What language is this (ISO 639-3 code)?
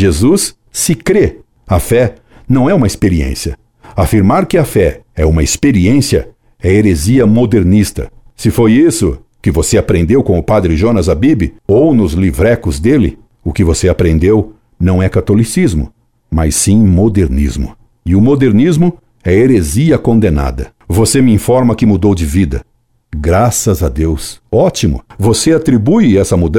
por